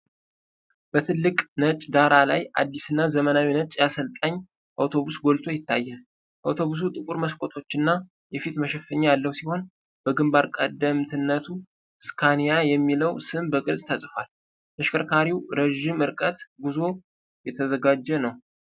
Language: Amharic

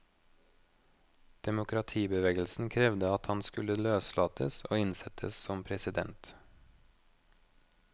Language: Norwegian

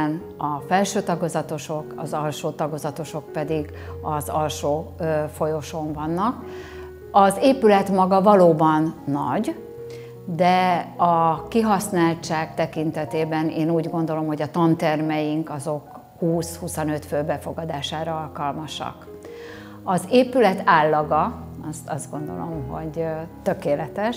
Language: Hungarian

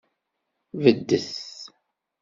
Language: Kabyle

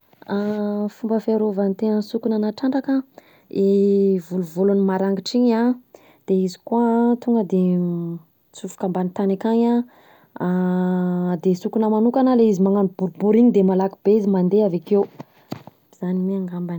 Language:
Southern Betsimisaraka Malagasy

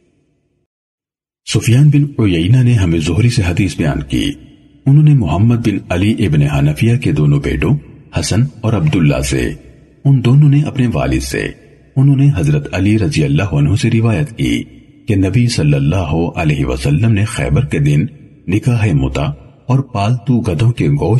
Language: Urdu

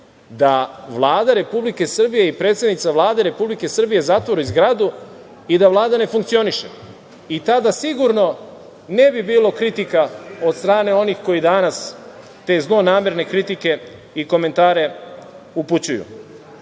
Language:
Serbian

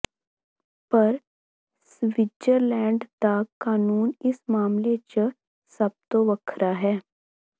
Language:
Punjabi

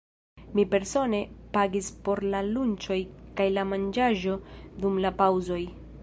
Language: Esperanto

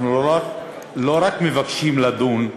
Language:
Hebrew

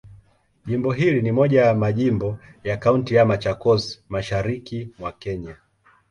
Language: Swahili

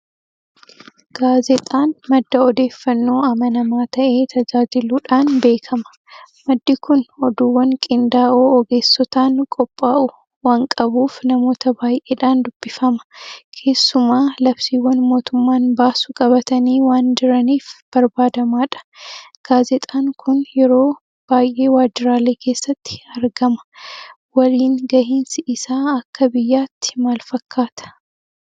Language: Oromo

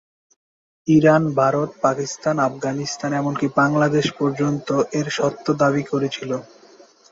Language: Bangla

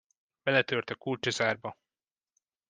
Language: Hungarian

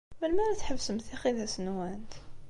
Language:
Kabyle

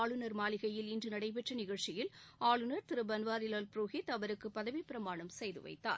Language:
Tamil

